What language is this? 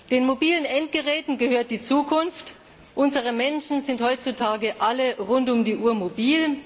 German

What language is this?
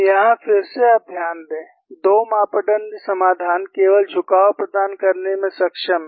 Hindi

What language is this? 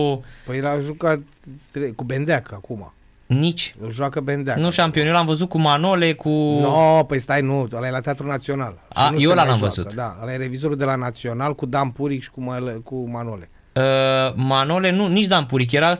Romanian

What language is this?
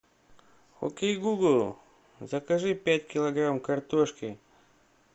Russian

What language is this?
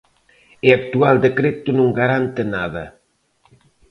Galician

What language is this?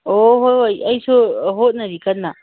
Manipuri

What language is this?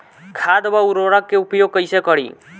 Bhojpuri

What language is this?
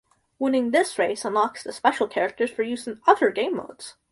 English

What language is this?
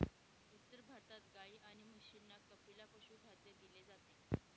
Marathi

